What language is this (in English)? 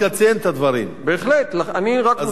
Hebrew